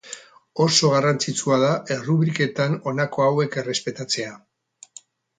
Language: Basque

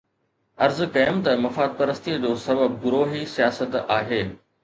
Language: Sindhi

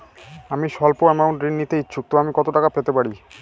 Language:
Bangla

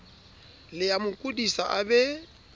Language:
Southern Sotho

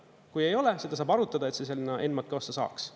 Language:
Estonian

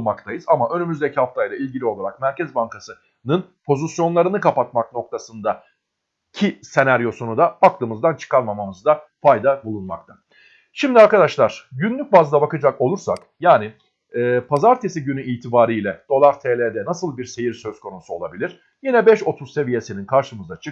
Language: Turkish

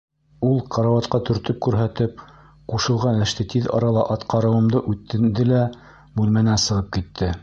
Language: Bashkir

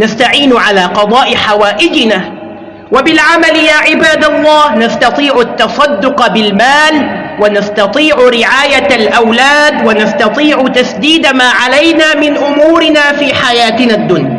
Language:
Arabic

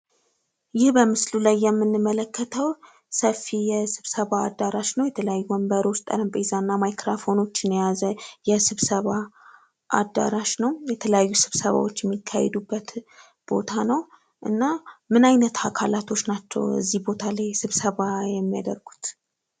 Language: Amharic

